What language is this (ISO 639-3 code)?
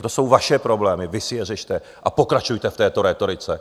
ces